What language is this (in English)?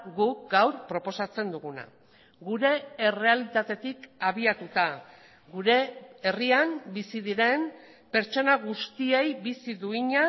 Basque